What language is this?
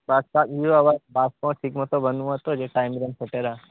Santali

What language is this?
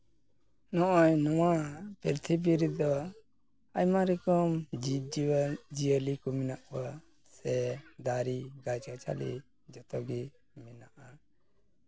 Santali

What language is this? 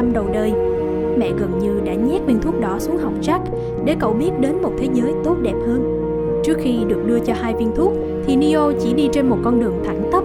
Vietnamese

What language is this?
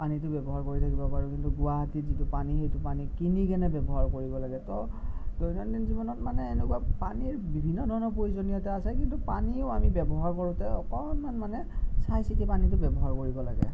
Assamese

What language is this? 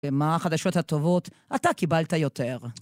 Hebrew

